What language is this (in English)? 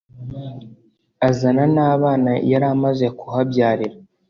Kinyarwanda